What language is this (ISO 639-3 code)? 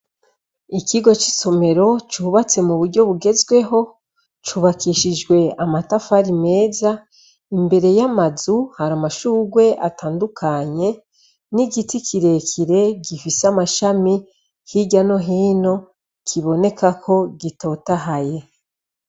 run